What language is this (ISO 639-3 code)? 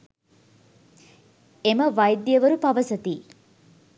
sin